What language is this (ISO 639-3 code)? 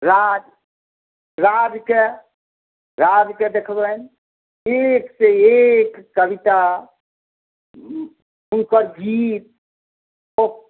mai